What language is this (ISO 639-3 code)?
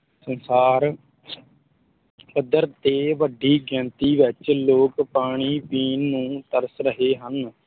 pan